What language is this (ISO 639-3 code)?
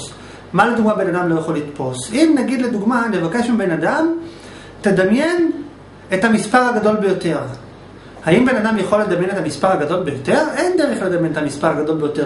heb